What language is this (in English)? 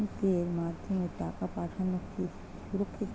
Bangla